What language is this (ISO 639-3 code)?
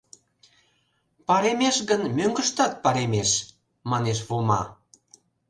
chm